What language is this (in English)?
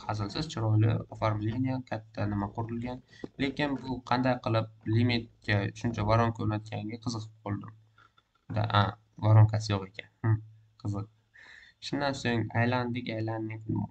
Turkish